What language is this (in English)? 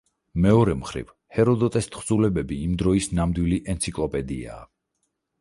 Georgian